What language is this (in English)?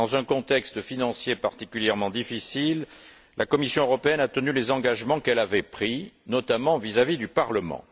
French